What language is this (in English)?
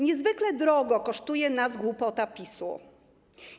Polish